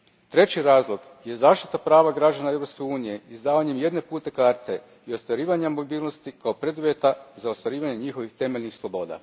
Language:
Croatian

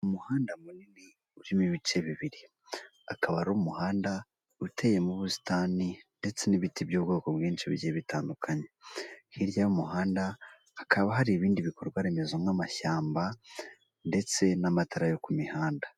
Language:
Kinyarwanda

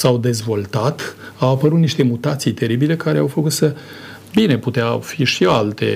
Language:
Romanian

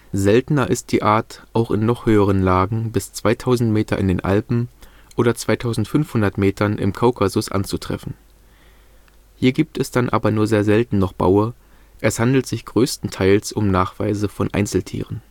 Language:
German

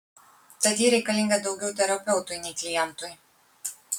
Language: Lithuanian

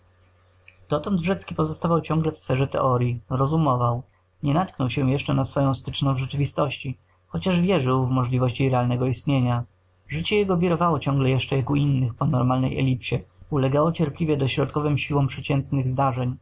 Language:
Polish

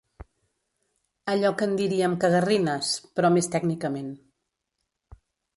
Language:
Catalan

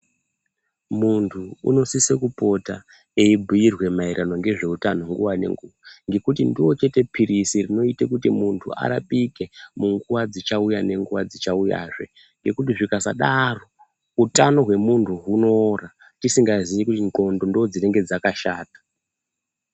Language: Ndau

